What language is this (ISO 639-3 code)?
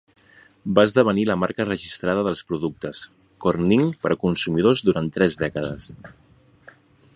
cat